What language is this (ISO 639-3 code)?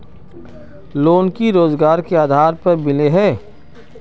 mag